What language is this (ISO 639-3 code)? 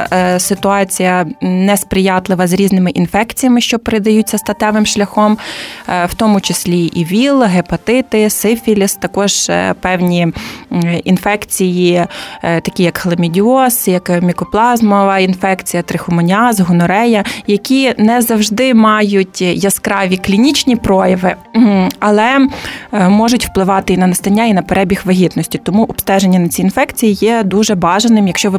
ukr